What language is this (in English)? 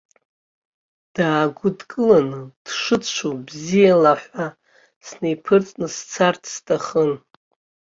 Abkhazian